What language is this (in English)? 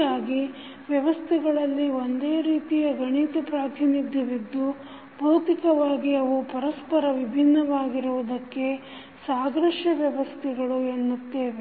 Kannada